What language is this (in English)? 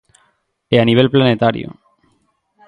Galician